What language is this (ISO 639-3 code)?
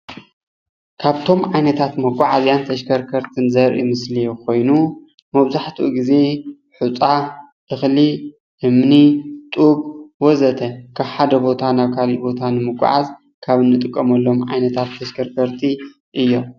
tir